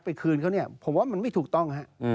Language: Thai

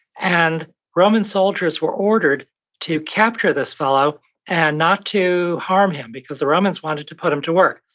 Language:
English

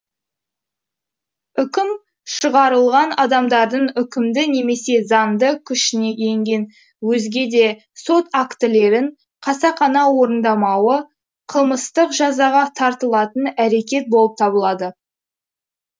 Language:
Kazakh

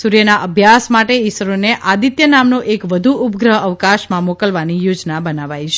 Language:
Gujarati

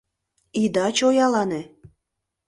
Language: Mari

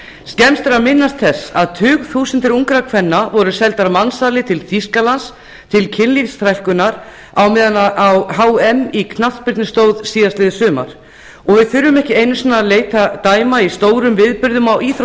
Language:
Icelandic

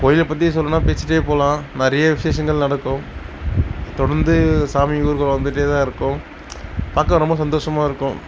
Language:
Tamil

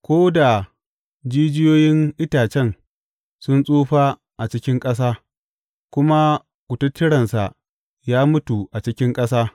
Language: Hausa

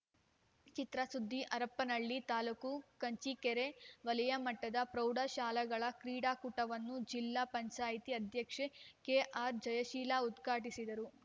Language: Kannada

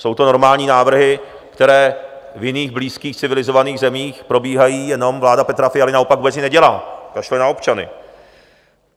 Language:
Czech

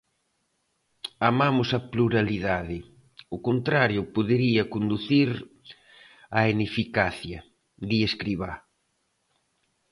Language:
Galician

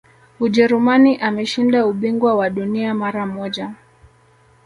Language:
Swahili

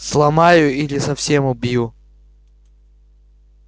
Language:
Russian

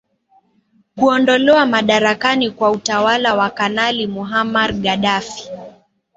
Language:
Swahili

